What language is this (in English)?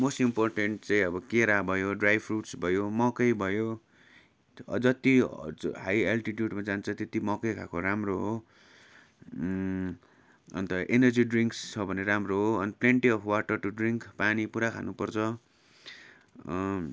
Nepali